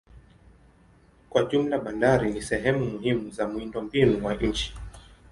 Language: Swahili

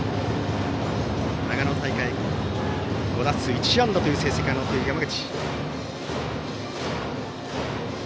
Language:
Japanese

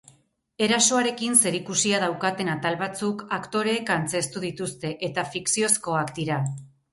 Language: Basque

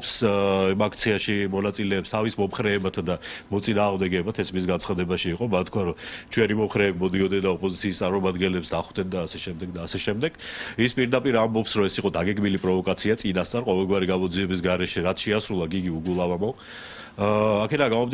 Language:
Turkish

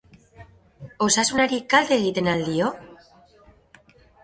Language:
Basque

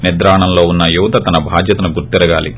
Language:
Telugu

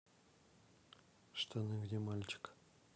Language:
Russian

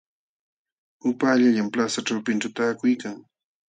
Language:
Jauja Wanca Quechua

